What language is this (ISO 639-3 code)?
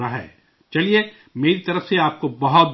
urd